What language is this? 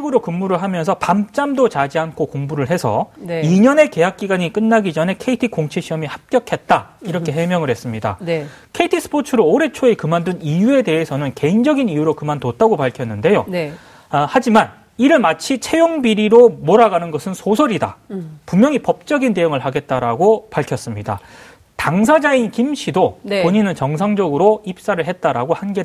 Korean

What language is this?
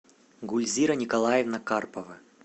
Russian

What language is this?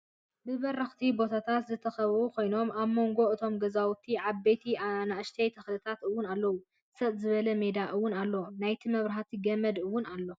Tigrinya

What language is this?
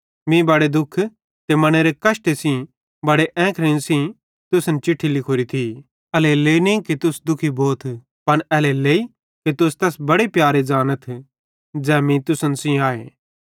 Bhadrawahi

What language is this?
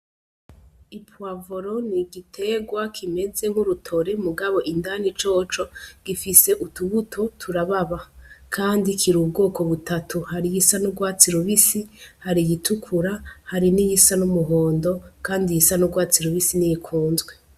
Rundi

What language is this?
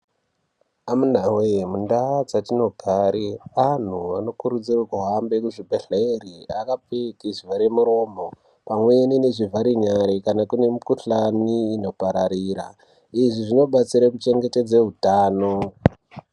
Ndau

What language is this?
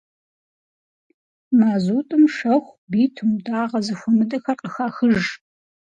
Kabardian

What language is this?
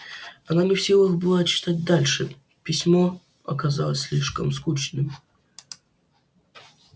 Russian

